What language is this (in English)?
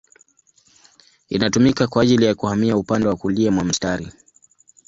Swahili